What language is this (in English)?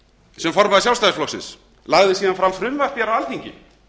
Icelandic